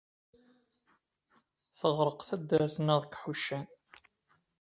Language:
Kabyle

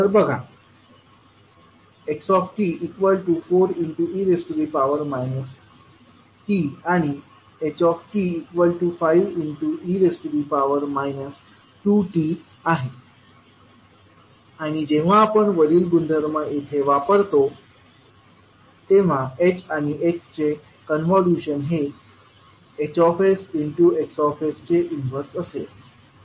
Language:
Marathi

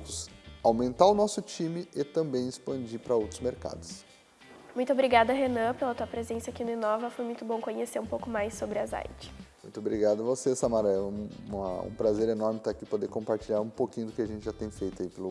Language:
Portuguese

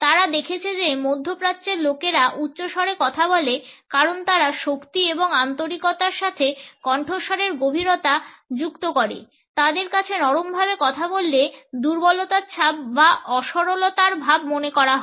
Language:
Bangla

